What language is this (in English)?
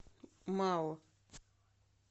Russian